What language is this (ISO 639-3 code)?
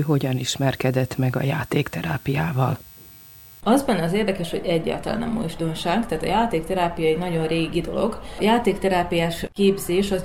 hun